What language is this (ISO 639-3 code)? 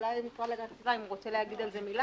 heb